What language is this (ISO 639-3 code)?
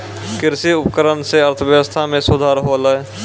mai